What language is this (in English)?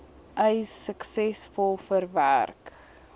Afrikaans